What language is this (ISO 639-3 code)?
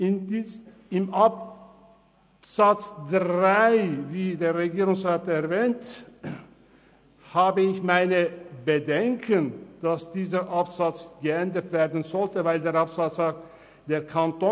gsw